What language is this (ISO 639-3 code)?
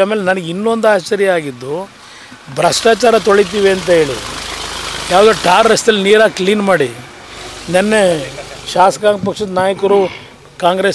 tur